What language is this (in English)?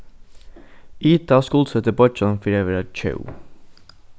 Faroese